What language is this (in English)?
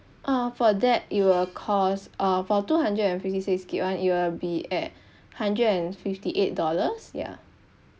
English